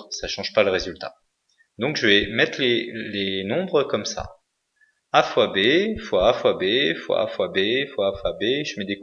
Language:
French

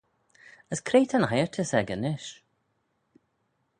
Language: Manx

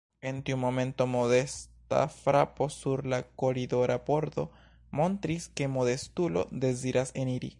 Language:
Esperanto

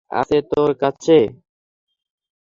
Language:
Bangla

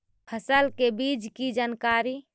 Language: Magahi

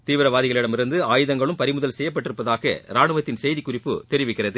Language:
Tamil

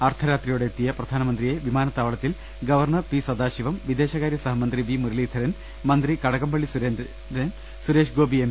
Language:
Malayalam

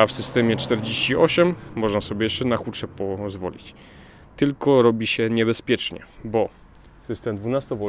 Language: Polish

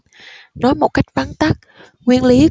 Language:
Vietnamese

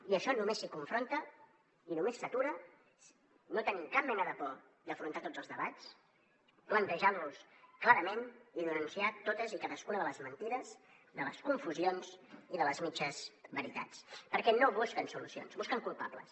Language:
Catalan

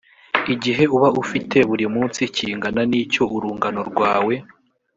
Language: Kinyarwanda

